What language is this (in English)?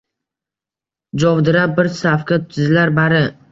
Uzbek